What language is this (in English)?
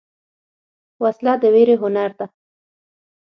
Pashto